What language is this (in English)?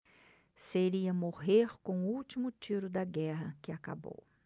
Portuguese